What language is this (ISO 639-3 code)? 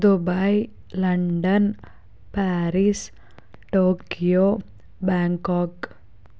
tel